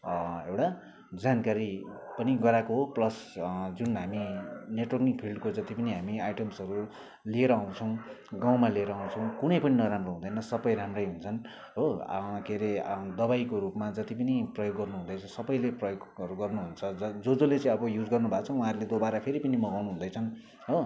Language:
Nepali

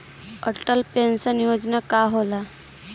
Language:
Bhojpuri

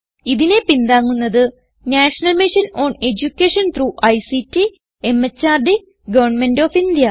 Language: Malayalam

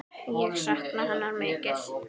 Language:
Icelandic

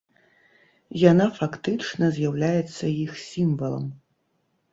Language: Belarusian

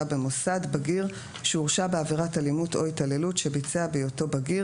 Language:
Hebrew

